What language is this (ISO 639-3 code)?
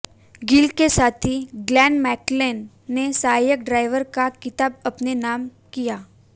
hin